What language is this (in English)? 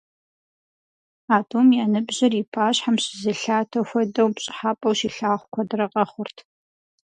Kabardian